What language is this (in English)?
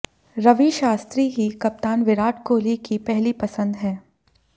Hindi